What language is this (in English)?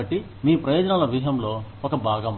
Telugu